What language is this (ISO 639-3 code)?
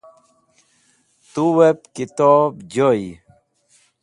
wbl